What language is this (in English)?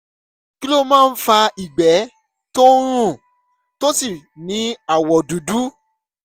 Yoruba